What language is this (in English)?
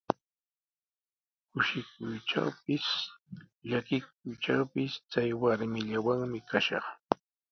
Sihuas Ancash Quechua